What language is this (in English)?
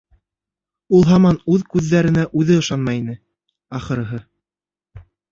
Bashkir